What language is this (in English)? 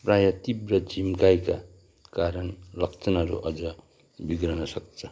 Nepali